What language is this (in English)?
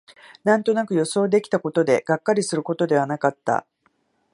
Japanese